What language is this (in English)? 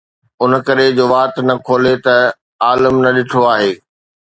Sindhi